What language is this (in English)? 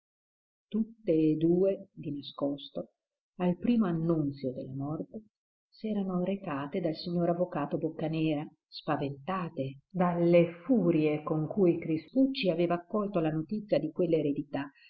Italian